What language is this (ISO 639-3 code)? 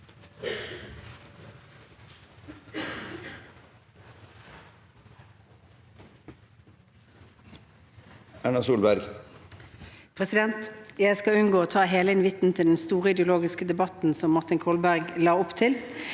nor